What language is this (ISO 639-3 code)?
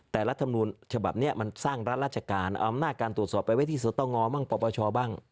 tha